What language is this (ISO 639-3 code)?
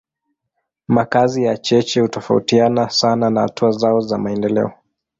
swa